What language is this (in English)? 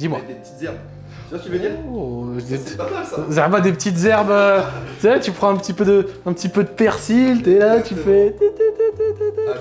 French